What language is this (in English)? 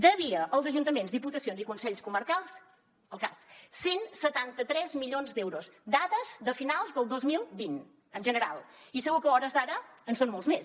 Catalan